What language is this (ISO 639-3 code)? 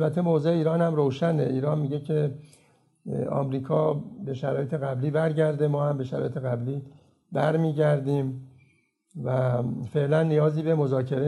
fas